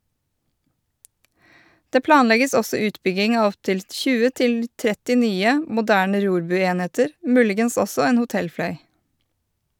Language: Norwegian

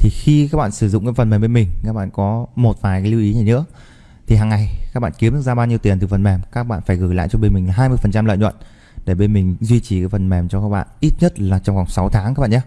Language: Vietnamese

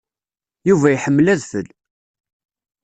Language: Kabyle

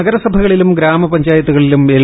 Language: Malayalam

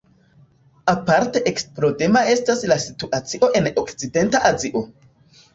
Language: Esperanto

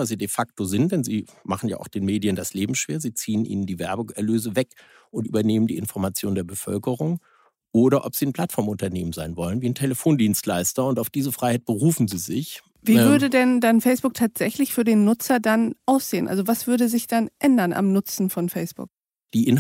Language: German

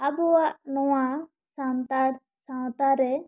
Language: Santali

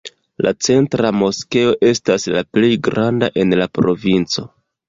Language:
Esperanto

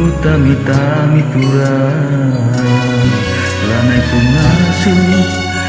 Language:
Indonesian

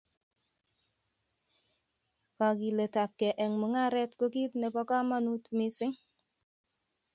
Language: Kalenjin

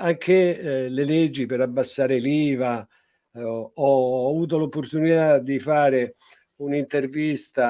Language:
Italian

